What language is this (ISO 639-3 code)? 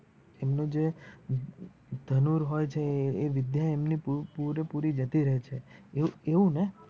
guj